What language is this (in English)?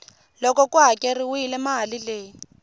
Tsonga